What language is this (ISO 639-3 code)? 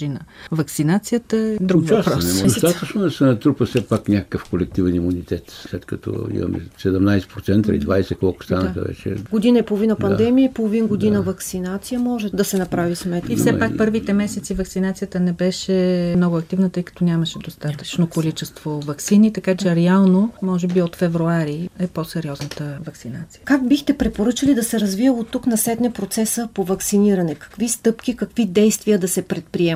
bul